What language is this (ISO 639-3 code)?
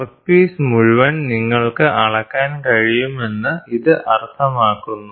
mal